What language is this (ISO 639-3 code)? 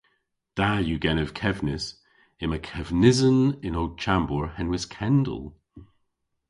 cor